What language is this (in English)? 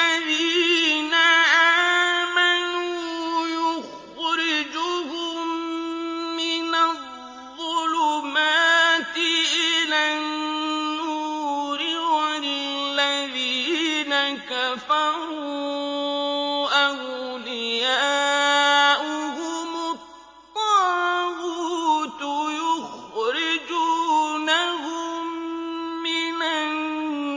Arabic